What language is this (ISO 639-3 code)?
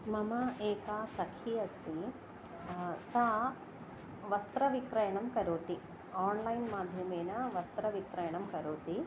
san